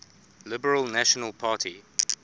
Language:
English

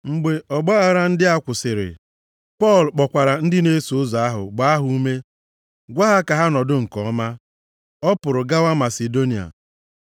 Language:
Igbo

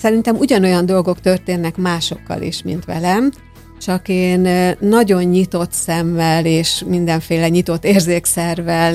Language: Hungarian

